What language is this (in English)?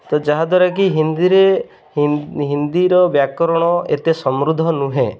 Odia